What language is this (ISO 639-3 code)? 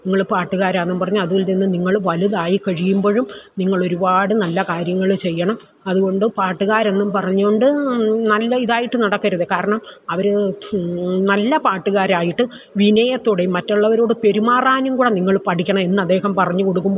mal